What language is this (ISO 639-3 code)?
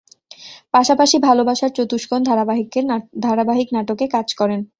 ben